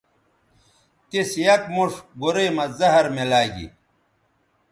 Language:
Bateri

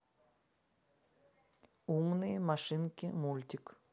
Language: Russian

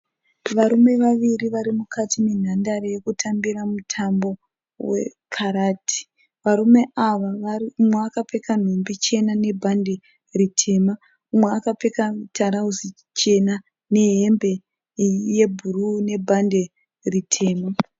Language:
Shona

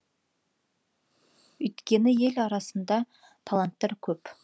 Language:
Kazakh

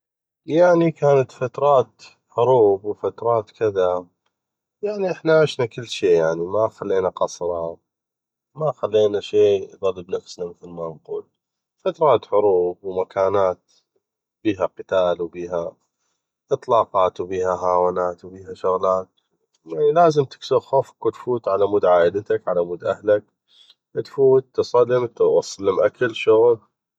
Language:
North Mesopotamian Arabic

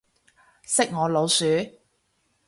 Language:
Cantonese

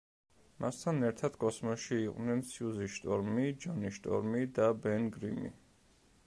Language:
Georgian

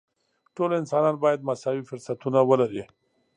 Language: Pashto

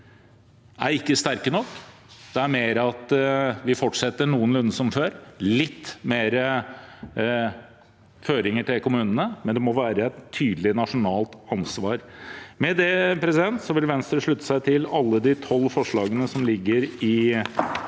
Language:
Norwegian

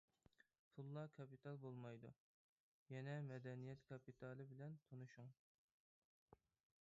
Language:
Uyghur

